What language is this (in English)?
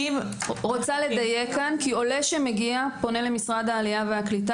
Hebrew